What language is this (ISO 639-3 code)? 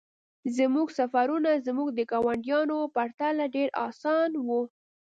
pus